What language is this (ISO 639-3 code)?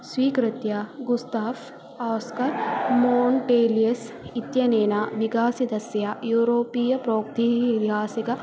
san